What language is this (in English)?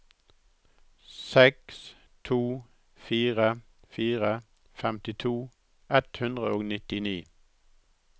Norwegian